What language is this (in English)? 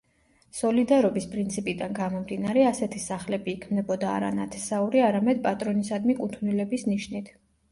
Georgian